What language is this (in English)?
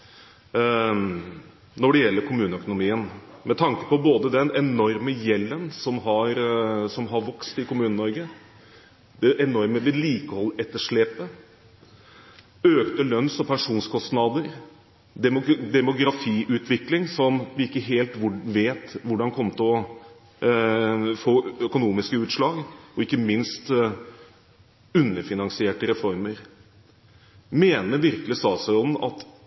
Norwegian Bokmål